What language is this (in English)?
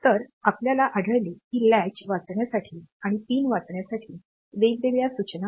Marathi